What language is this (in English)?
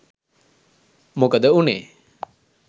Sinhala